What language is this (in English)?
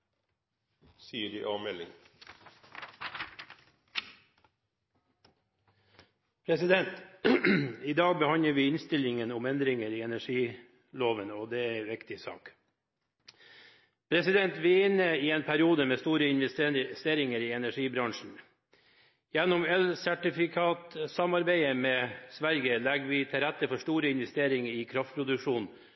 Norwegian